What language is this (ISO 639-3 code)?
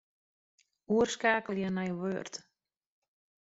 fry